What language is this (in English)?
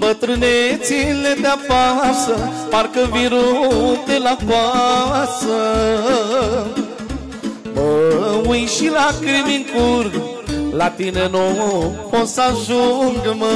Romanian